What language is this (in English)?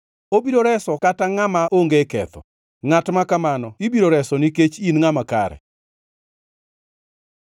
Luo (Kenya and Tanzania)